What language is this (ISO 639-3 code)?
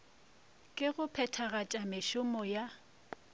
nso